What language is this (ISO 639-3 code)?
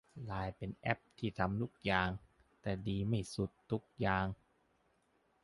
tha